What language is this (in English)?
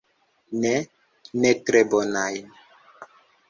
Esperanto